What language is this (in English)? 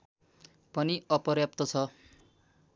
Nepali